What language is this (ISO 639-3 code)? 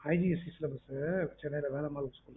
tam